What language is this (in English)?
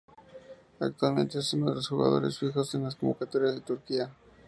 Spanish